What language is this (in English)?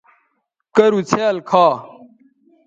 Bateri